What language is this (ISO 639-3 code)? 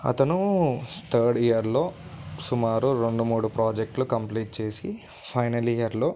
tel